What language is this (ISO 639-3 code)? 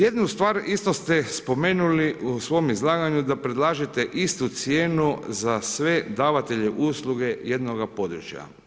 hrv